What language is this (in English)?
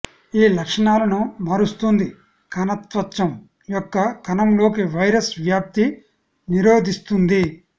Telugu